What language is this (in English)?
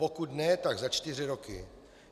Czech